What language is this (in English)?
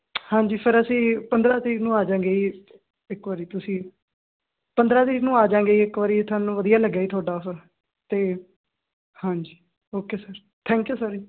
Punjabi